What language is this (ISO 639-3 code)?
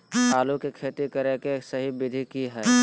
mag